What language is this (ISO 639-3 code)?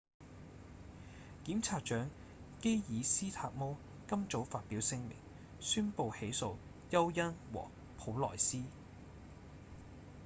yue